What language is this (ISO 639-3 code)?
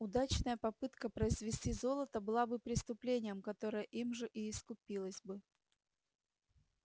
rus